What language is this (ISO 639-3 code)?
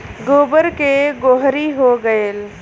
bho